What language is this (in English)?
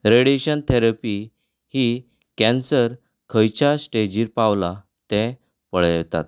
Konkani